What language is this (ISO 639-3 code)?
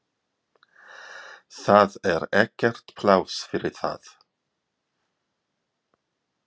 isl